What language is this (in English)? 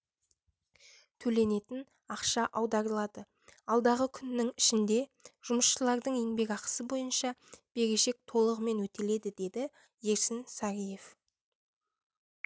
Kazakh